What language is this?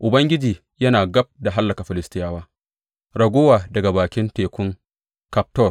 Hausa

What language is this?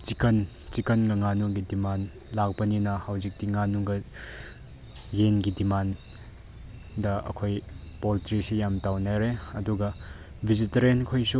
Manipuri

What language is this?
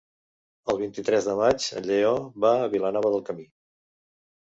Catalan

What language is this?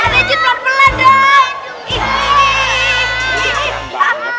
Indonesian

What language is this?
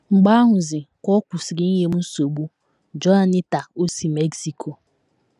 Igbo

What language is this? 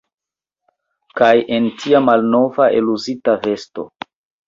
Esperanto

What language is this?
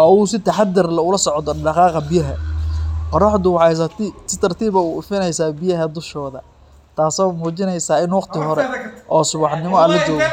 Somali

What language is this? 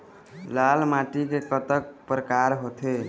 Chhattisgarhi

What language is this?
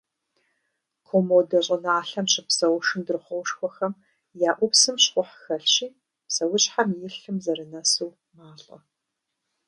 Kabardian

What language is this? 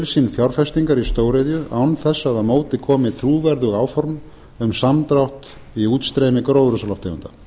Icelandic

